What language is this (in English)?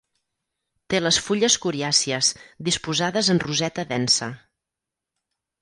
Catalan